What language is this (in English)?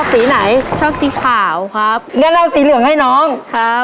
Thai